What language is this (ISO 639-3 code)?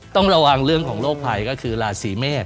tha